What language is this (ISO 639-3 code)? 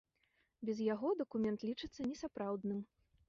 bel